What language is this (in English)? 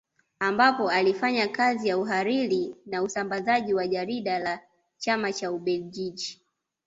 Swahili